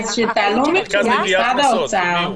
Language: Hebrew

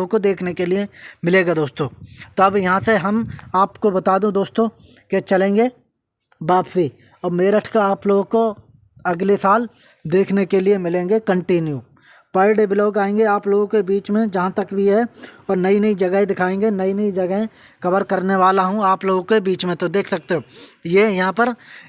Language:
Hindi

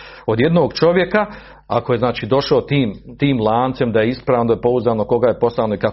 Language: Croatian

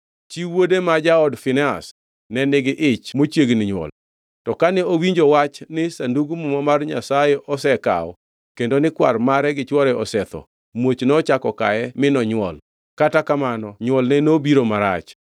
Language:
Luo (Kenya and Tanzania)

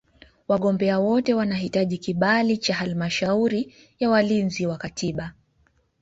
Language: Swahili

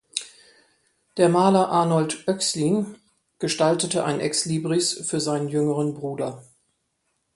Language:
German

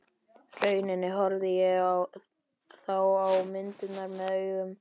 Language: Icelandic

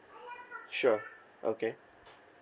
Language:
English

